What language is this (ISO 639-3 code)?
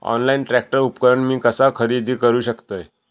mar